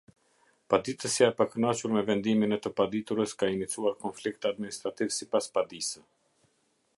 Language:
Albanian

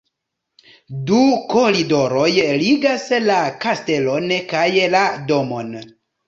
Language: Esperanto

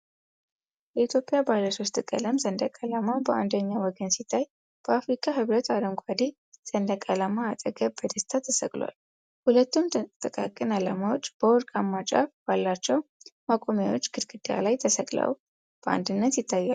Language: Amharic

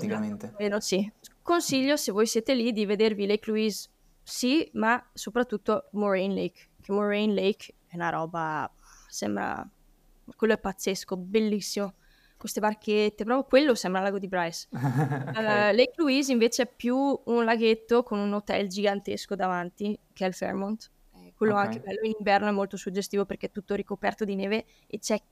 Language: Italian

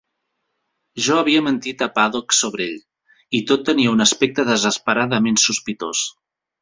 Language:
Catalan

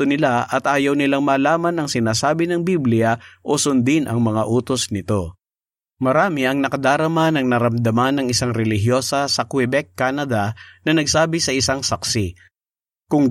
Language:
Filipino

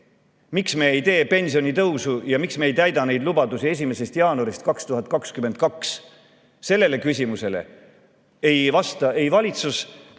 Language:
Estonian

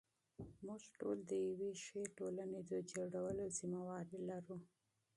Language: Pashto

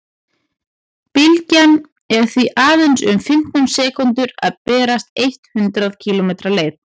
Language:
Icelandic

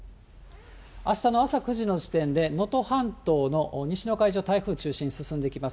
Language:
Japanese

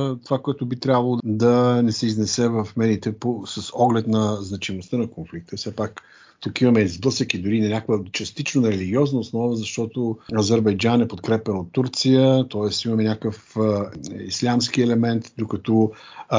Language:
Bulgarian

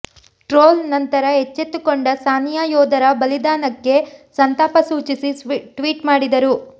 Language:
Kannada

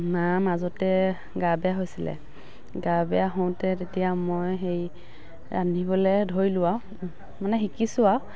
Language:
Assamese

